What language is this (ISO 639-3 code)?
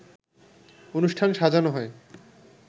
ben